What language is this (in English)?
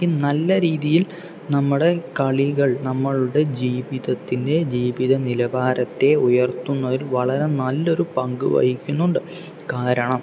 Malayalam